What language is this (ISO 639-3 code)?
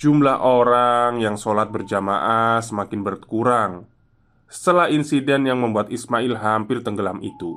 ind